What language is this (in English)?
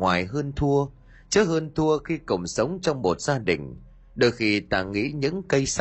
Vietnamese